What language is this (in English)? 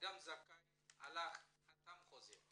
Hebrew